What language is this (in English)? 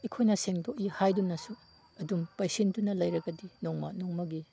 Manipuri